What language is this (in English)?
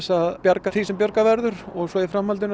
Icelandic